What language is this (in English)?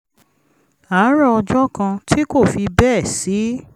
Yoruba